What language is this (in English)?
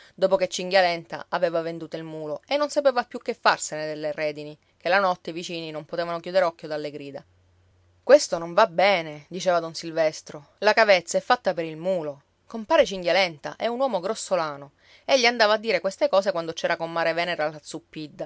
Italian